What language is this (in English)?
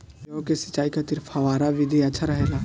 Bhojpuri